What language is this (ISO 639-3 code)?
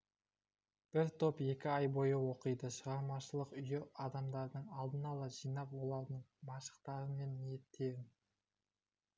kaz